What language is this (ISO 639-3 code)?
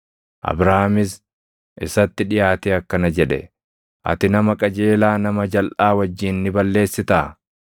orm